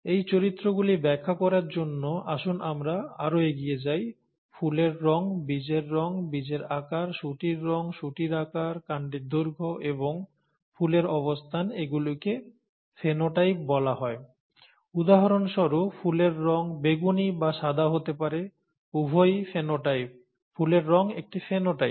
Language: Bangla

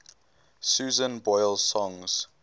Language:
English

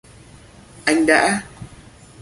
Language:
Vietnamese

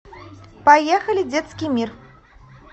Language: Russian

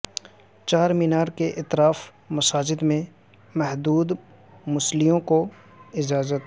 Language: Urdu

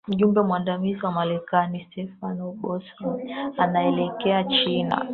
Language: Swahili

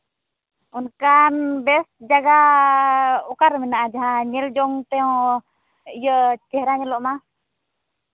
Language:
Santali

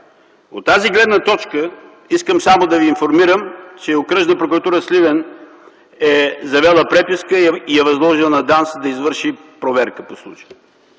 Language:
Bulgarian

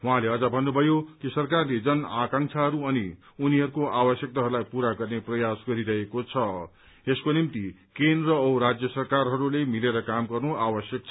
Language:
Nepali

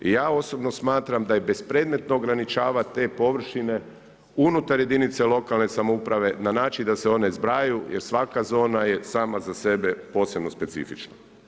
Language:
Croatian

